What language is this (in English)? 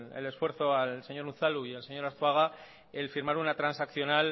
Spanish